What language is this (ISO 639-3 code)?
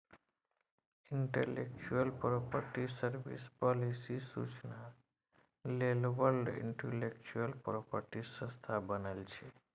mai